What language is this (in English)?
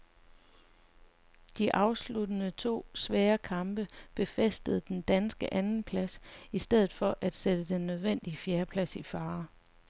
Danish